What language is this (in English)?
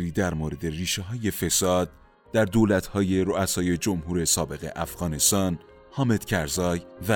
Persian